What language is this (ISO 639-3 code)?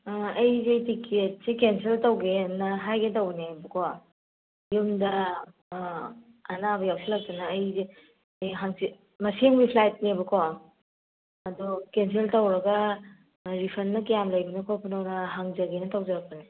mni